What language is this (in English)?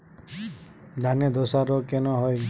Bangla